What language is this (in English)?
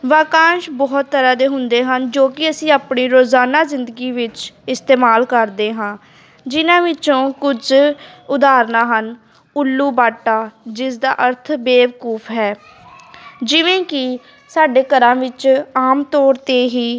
Punjabi